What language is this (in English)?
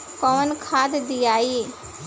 Bhojpuri